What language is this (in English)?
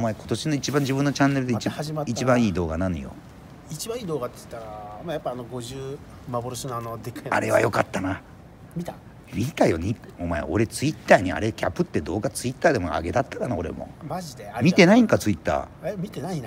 Japanese